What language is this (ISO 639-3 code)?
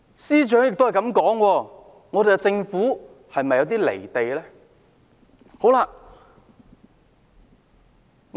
yue